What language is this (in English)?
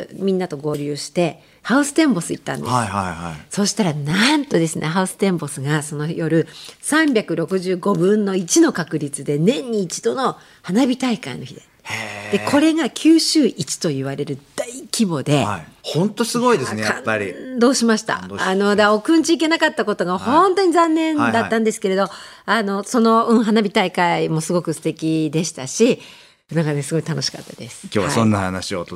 Japanese